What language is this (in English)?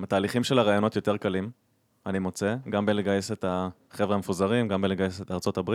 Hebrew